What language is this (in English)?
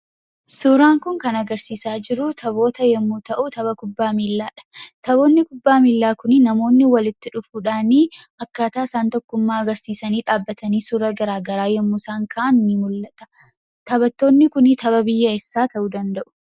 Oromo